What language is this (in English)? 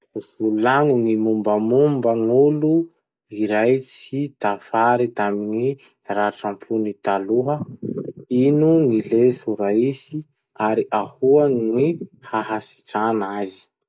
Masikoro Malagasy